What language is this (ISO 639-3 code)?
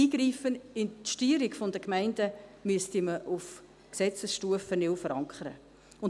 gsw